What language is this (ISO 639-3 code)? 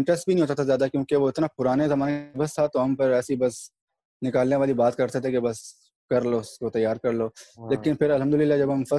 urd